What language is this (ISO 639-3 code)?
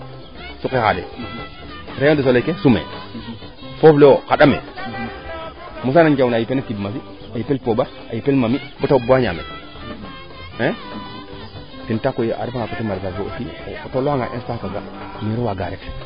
srr